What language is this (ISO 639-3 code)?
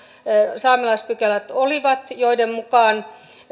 fin